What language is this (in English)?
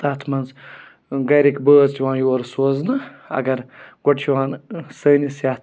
Kashmiri